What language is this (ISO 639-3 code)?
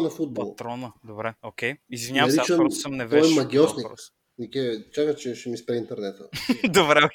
bul